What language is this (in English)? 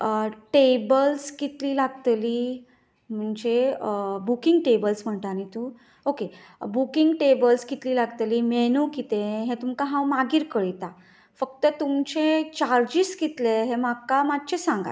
Konkani